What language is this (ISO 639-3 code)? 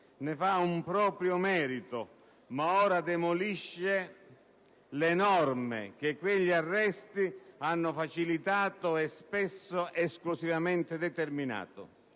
ita